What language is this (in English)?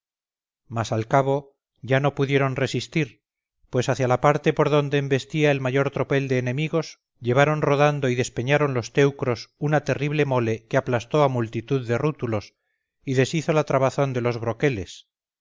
Spanish